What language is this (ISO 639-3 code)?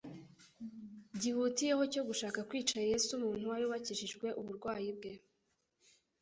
kin